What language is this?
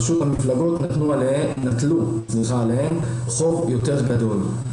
Hebrew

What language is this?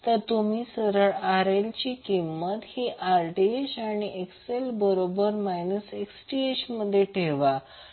Marathi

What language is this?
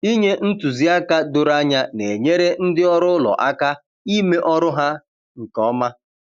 Igbo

